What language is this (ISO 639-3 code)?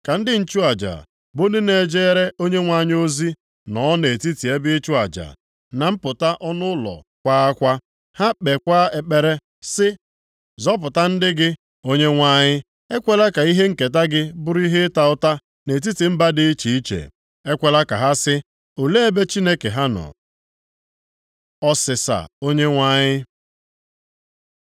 ibo